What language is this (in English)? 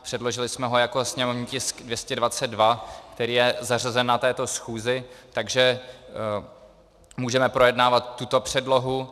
Czech